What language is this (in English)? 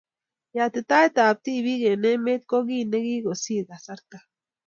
Kalenjin